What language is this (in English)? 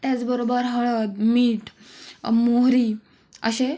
Marathi